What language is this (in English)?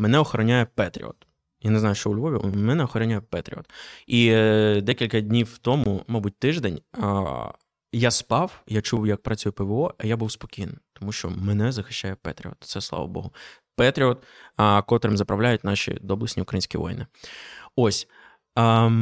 Ukrainian